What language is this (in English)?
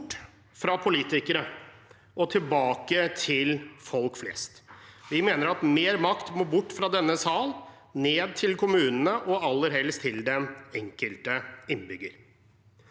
Norwegian